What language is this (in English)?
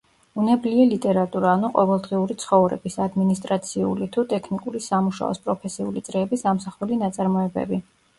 Georgian